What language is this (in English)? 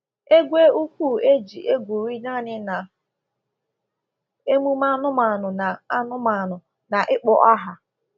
Igbo